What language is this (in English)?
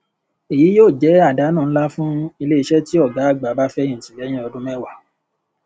Yoruba